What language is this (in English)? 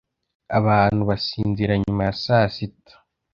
Kinyarwanda